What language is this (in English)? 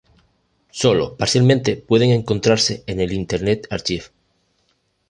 Spanish